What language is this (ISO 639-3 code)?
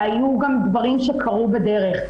heb